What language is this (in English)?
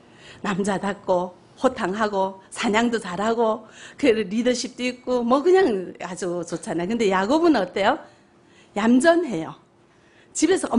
Korean